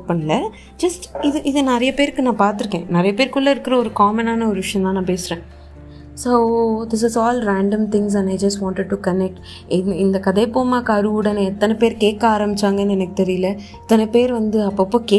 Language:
Tamil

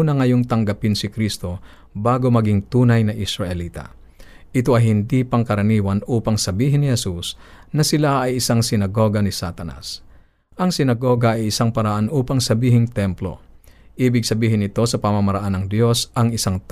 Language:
Filipino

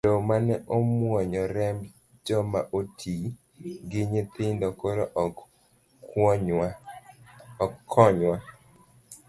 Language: Luo (Kenya and Tanzania)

